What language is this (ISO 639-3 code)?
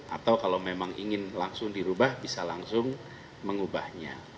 ind